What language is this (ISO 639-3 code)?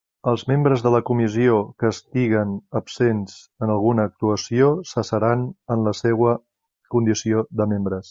cat